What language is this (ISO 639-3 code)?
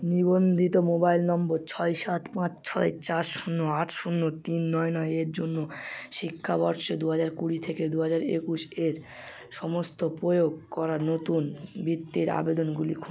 ben